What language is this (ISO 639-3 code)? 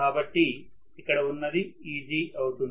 tel